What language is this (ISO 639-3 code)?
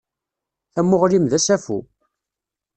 kab